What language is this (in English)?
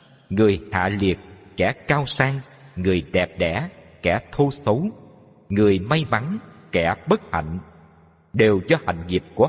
Vietnamese